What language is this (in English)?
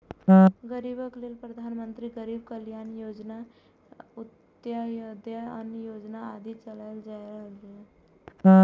Maithili